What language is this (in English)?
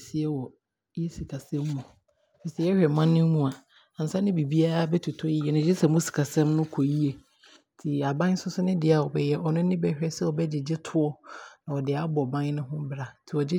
Abron